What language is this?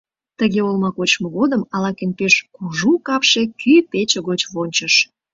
Mari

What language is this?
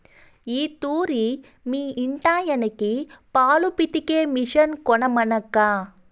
Telugu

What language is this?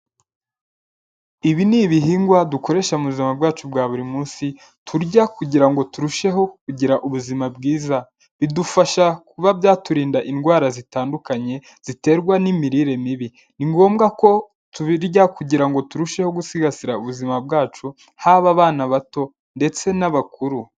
Kinyarwanda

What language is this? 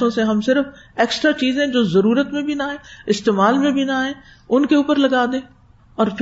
Urdu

